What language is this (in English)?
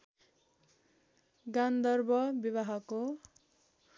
Nepali